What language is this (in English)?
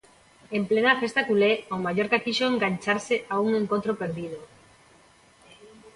Galician